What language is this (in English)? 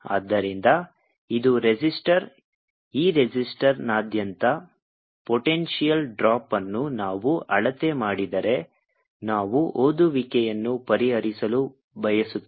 Kannada